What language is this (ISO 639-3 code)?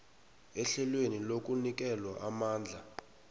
nbl